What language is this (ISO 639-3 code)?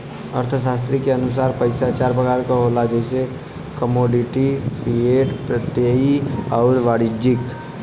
bho